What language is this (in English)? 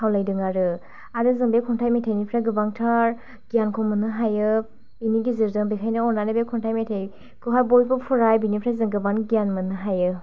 Bodo